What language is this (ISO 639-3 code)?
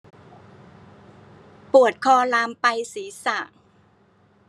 tha